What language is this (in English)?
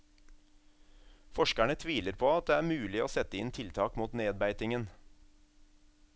Norwegian